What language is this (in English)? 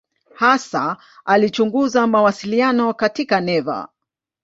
Swahili